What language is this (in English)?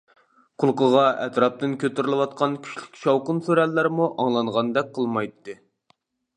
Uyghur